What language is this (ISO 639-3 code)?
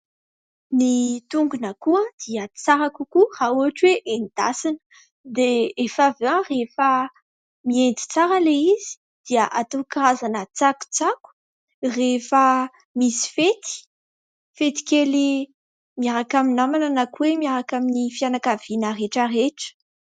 mlg